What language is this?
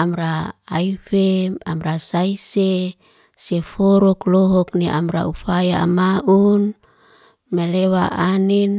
Liana-Seti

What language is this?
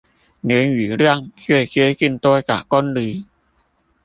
Chinese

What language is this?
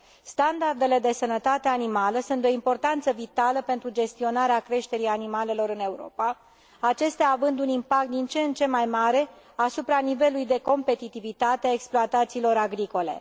Romanian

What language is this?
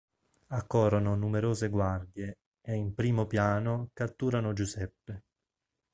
Italian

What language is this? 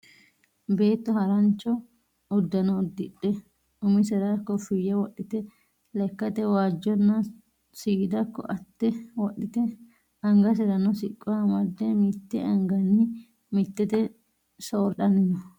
Sidamo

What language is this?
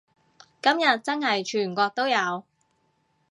Cantonese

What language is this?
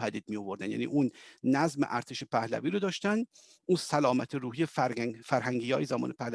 Persian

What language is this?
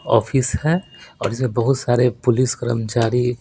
Hindi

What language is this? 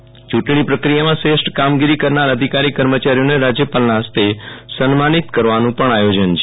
Gujarati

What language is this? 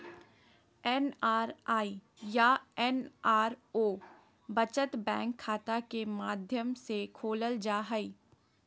Magahi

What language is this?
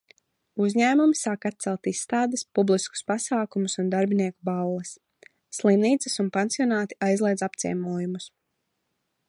Latvian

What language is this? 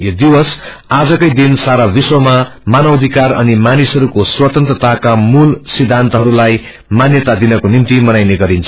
Nepali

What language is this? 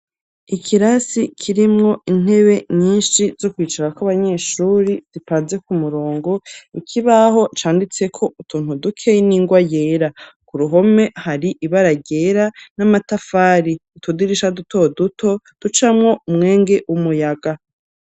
Rundi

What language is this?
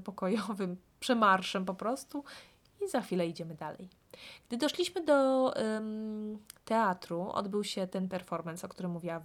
Polish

